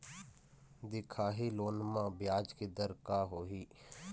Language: Chhattisgarhi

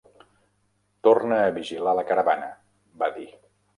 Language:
Catalan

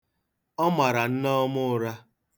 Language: Igbo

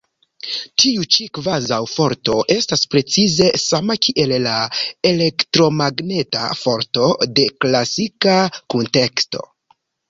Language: Esperanto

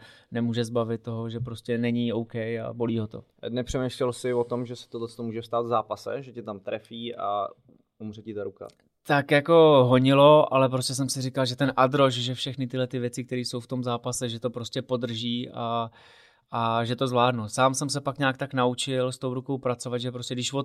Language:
Czech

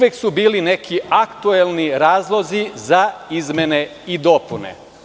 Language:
Serbian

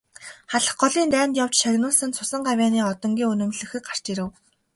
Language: Mongolian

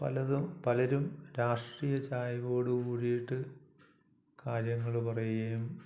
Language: Malayalam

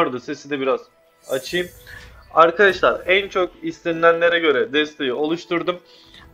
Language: Turkish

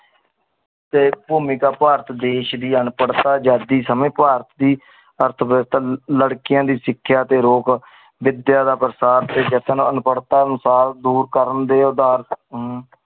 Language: Punjabi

